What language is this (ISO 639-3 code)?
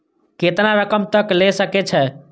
mai